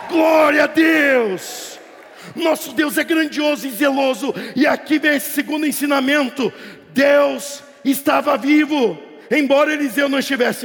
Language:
Portuguese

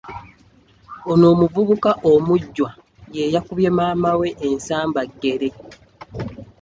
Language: Ganda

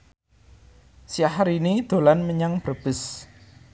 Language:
Javanese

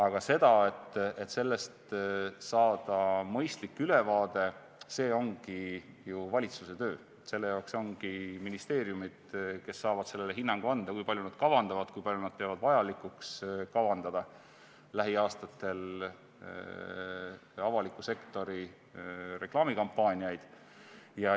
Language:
Estonian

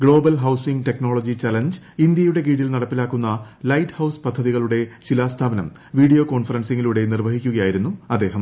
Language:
Malayalam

